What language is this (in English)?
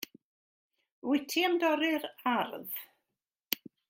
Welsh